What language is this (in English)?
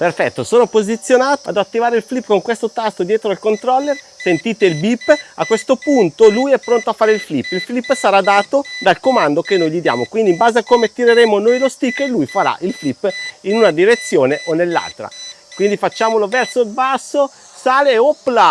Italian